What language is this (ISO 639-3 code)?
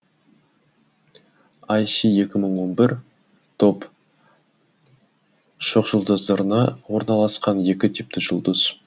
kaz